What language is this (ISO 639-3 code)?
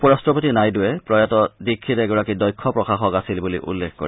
asm